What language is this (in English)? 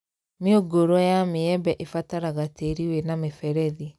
Kikuyu